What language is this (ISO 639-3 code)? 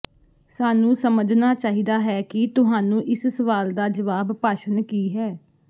pan